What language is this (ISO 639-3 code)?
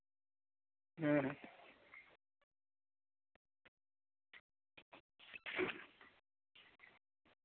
sat